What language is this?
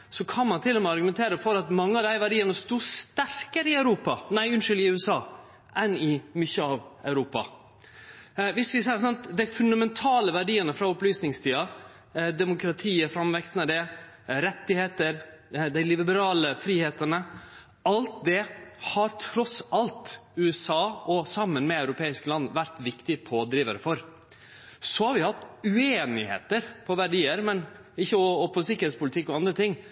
Norwegian Nynorsk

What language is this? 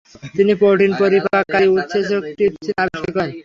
Bangla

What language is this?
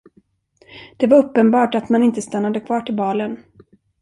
Swedish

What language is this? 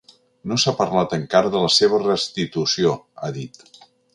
Catalan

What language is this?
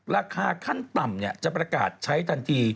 Thai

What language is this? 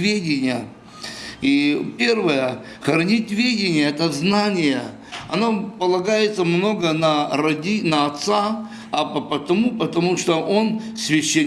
Russian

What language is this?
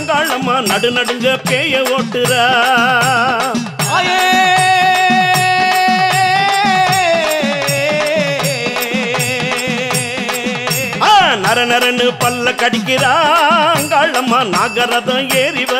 Arabic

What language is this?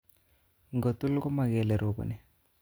Kalenjin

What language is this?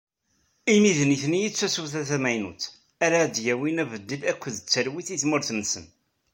Kabyle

